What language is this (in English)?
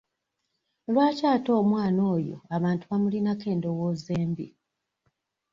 Ganda